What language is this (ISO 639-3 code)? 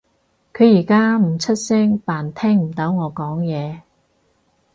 yue